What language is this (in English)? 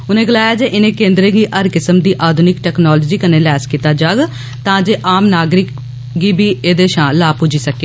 Dogri